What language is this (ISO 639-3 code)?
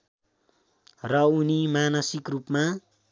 nep